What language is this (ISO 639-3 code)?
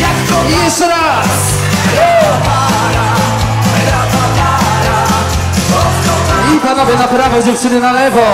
pol